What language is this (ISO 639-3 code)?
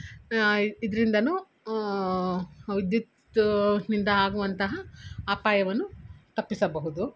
kan